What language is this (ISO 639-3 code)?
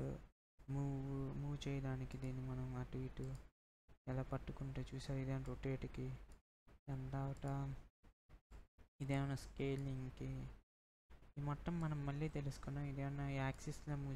ind